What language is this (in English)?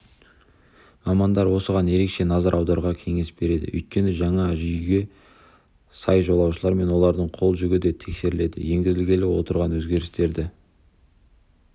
Kazakh